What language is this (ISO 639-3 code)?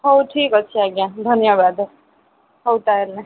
ori